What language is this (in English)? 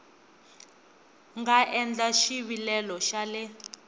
Tsonga